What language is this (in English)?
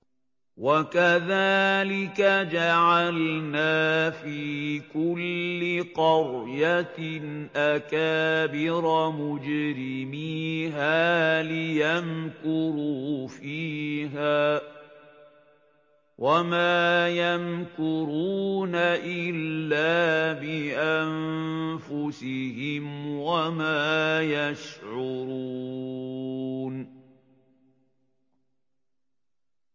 Arabic